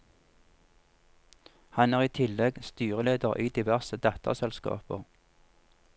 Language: Norwegian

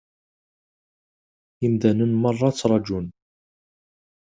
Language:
Kabyle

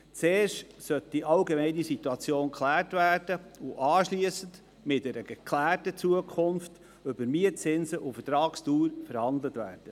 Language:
Swiss German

